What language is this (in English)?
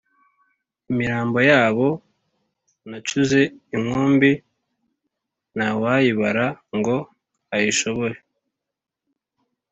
Kinyarwanda